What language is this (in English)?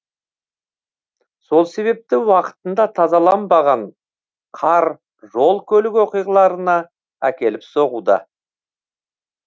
Kazakh